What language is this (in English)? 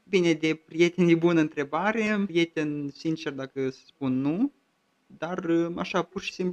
Romanian